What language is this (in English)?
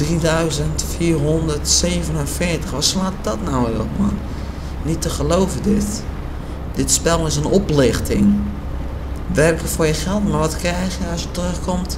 Dutch